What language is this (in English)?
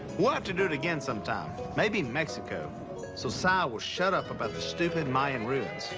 English